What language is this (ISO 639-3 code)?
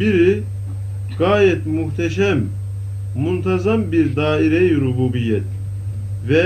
tur